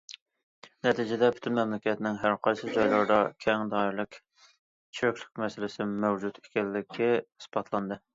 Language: Uyghur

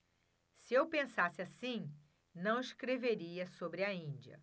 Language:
Portuguese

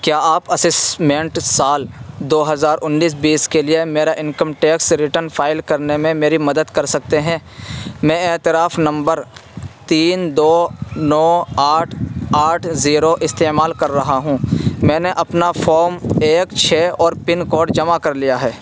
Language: Urdu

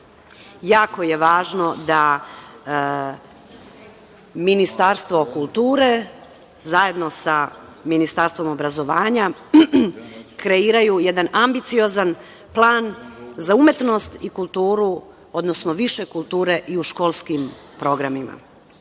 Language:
Serbian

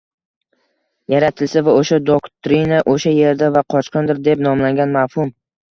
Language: Uzbek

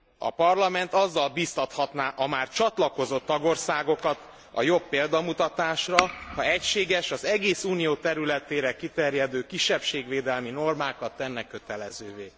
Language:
Hungarian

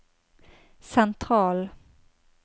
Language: Norwegian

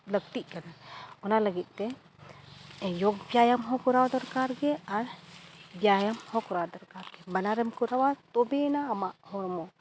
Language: Santali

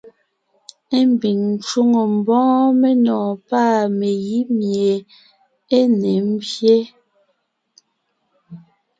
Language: Ngiemboon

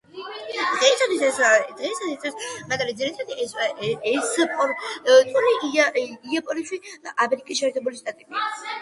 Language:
Georgian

